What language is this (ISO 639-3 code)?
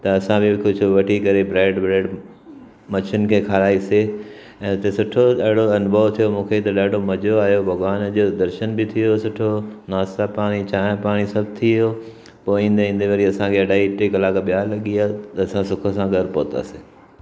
snd